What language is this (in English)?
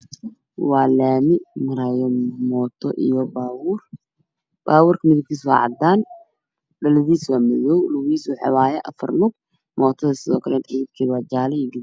Somali